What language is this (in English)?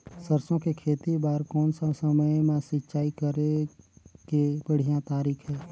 Chhattisgarhi